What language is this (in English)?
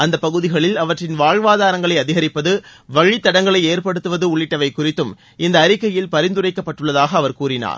Tamil